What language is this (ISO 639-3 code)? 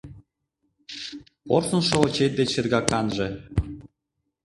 chm